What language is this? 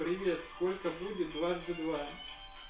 Russian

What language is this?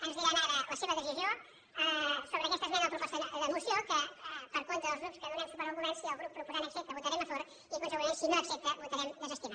Catalan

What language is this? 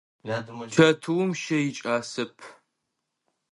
Adyghe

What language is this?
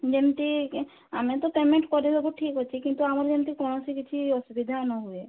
Odia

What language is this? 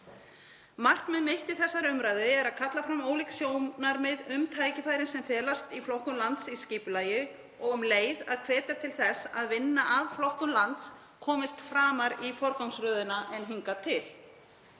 Icelandic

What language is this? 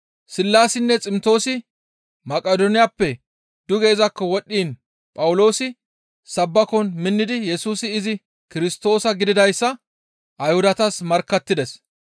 Gamo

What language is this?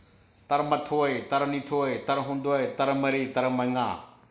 Manipuri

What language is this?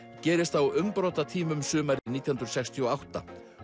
Icelandic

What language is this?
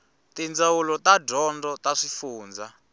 Tsonga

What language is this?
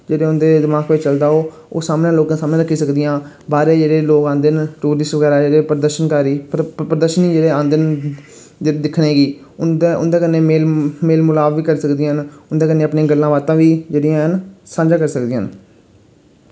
Dogri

